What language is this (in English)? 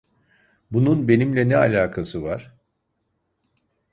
Turkish